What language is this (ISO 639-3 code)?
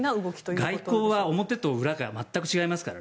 jpn